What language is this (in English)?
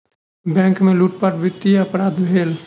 Maithili